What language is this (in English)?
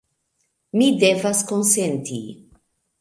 Esperanto